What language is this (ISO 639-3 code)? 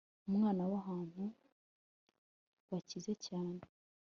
kin